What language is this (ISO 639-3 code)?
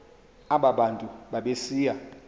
xho